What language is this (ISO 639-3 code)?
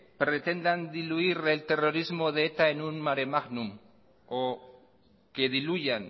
spa